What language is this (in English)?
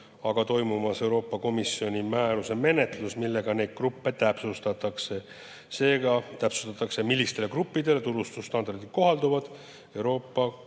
Estonian